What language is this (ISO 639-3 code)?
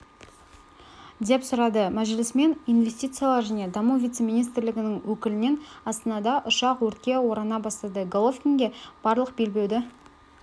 kaz